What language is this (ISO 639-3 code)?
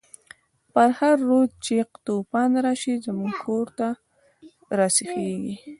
pus